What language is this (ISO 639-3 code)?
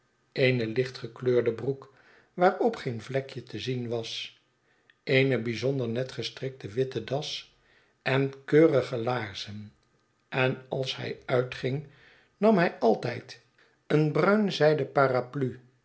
nld